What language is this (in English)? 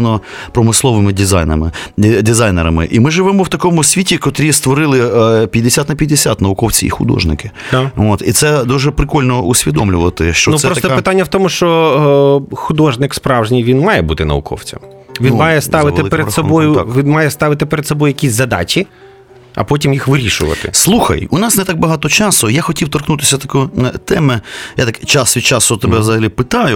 Ukrainian